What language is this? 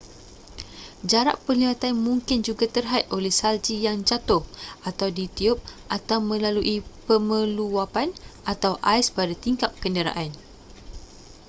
Malay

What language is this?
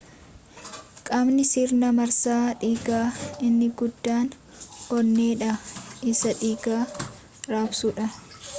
Oromo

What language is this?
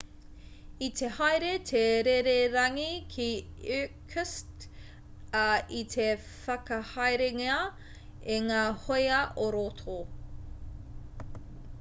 Māori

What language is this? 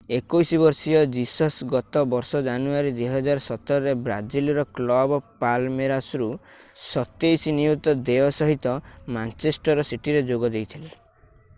Odia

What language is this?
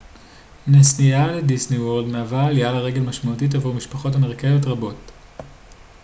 Hebrew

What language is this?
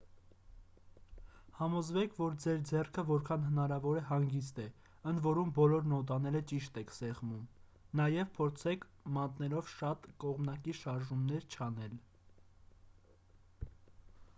Armenian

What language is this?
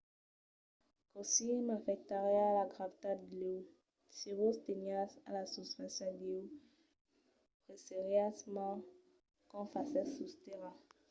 Occitan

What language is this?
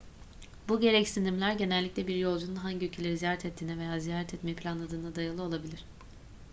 Turkish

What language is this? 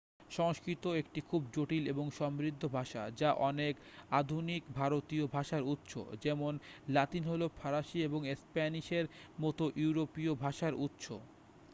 Bangla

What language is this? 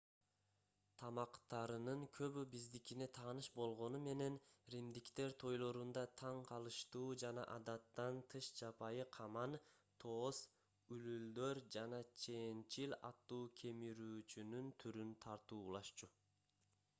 Kyrgyz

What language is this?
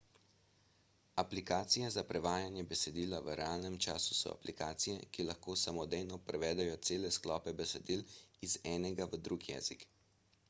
Slovenian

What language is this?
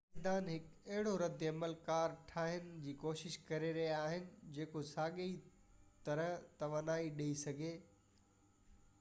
Sindhi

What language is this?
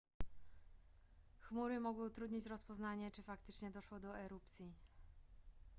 Polish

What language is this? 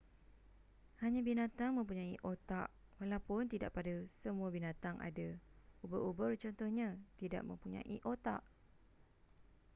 Malay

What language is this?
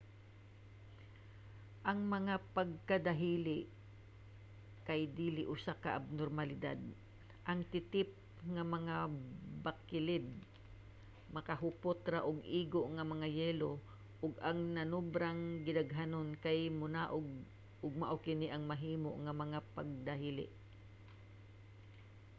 Cebuano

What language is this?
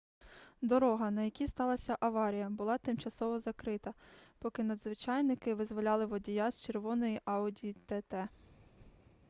Ukrainian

